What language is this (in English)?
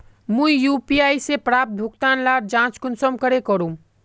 Magahi